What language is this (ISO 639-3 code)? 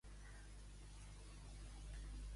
cat